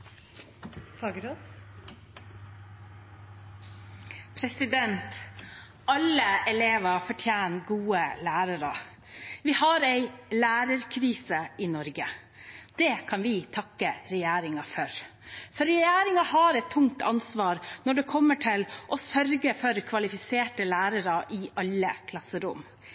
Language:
Norwegian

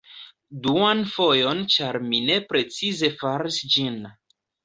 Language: Esperanto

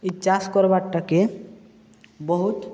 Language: Odia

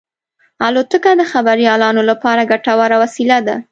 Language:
Pashto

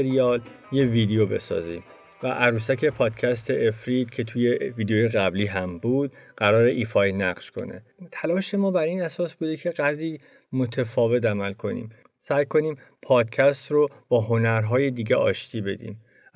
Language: Persian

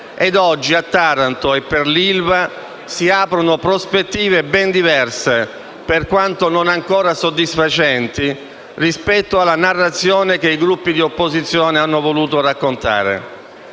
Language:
Italian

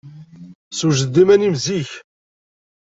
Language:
Kabyle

